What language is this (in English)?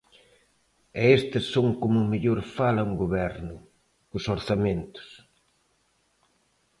Galician